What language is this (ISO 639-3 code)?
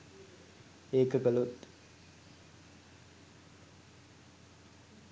sin